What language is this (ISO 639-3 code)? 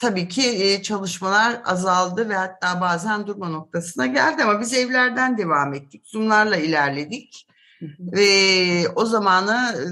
tur